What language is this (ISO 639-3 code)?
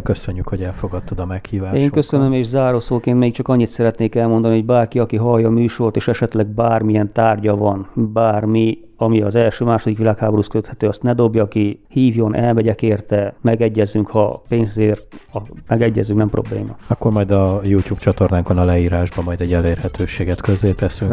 hun